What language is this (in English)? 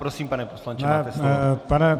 Czech